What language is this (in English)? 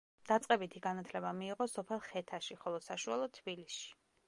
Georgian